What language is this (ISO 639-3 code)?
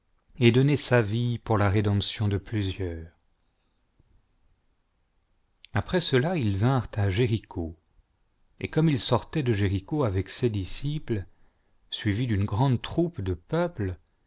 fra